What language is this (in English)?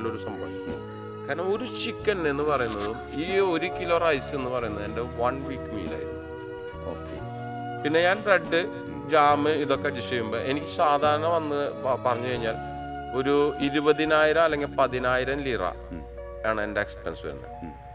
Malayalam